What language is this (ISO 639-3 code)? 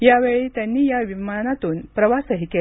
mar